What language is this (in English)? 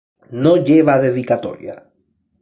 Spanish